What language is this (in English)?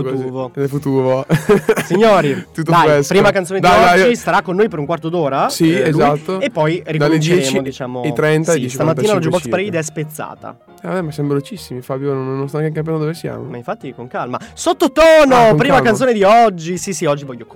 Italian